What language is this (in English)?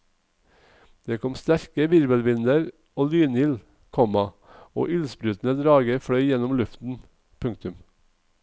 Norwegian